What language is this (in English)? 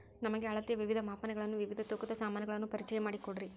Kannada